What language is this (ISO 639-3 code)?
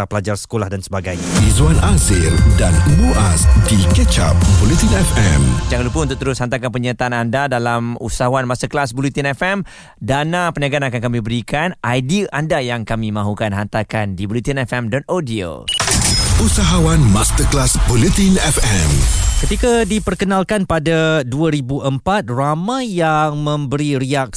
msa